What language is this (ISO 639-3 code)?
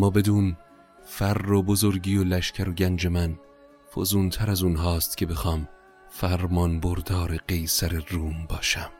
fas